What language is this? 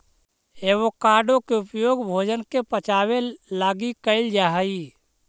Magahi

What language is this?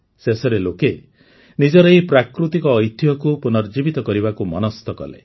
Odia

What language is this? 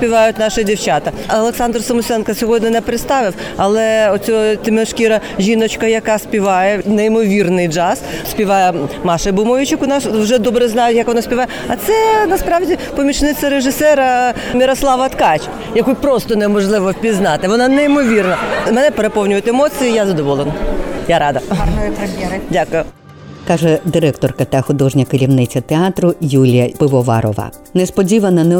Ukrainian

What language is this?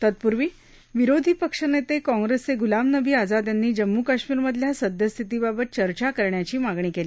Marathi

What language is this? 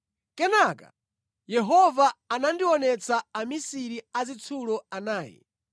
Nyanja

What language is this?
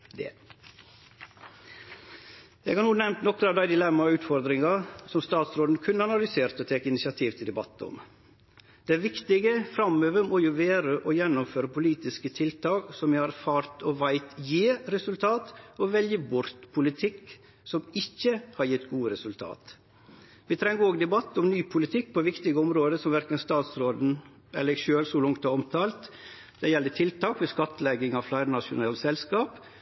Norwegian Nynorsk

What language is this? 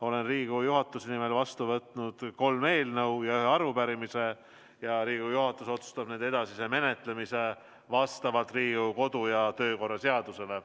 Estonian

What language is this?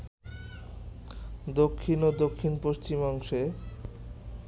Bangla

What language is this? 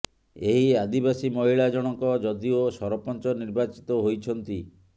Odia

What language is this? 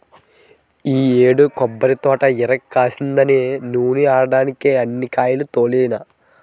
Telugu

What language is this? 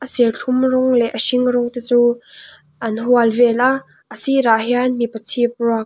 Mizo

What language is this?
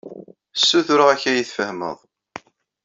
Kabyle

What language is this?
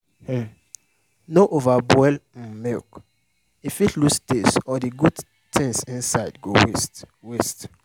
Nigerian Pidgin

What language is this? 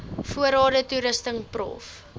Afrikaans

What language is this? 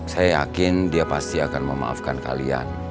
Indonesian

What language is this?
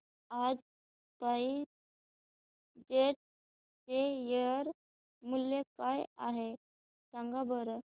Marathi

